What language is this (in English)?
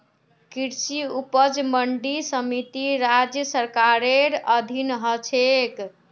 Magahi